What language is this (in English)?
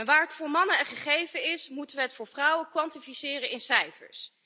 Dutch